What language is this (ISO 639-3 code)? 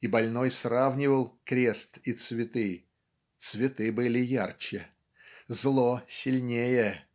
rus